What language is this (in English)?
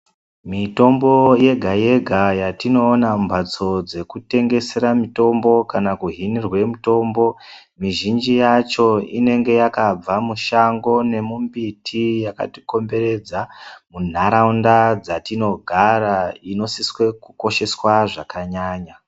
Ndau